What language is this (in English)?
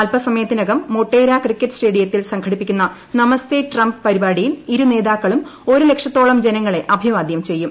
Malayalam